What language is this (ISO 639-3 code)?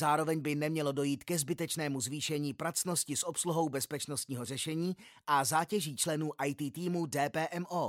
ces